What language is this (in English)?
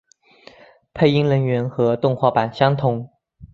Chinese